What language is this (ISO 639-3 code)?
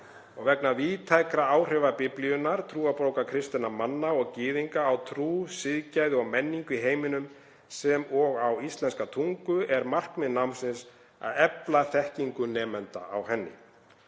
isl